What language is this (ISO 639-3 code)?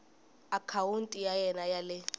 tso